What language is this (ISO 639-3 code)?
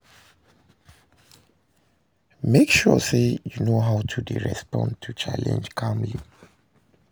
pcm